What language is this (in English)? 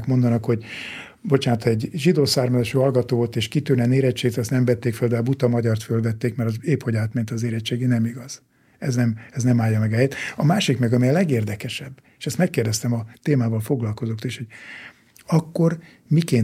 Hungarian